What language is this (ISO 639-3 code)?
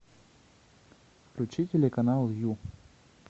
rus